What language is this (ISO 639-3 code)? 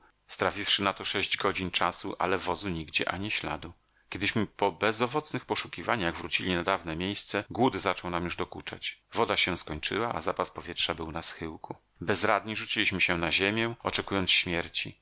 pol